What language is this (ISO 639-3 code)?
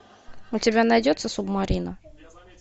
rus